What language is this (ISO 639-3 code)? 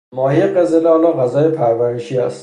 fas